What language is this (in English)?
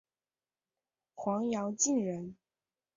Chinese